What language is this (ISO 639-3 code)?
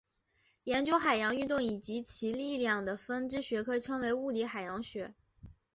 zho